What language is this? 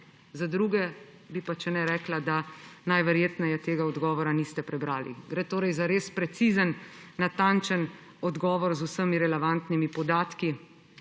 Slovenian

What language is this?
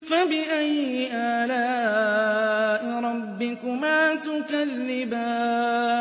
Arabic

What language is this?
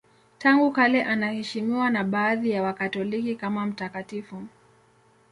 Swahili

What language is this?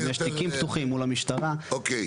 Hebrew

